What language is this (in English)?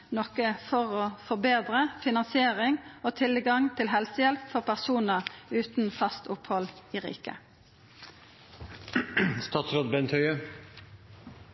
Norwegian Nynorsk